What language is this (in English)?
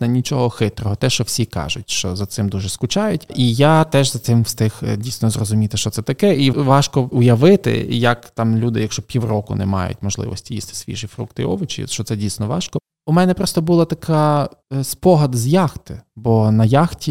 Ukrainian